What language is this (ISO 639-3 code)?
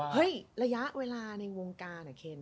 tha